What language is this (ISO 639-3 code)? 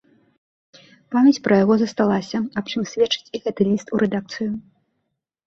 bel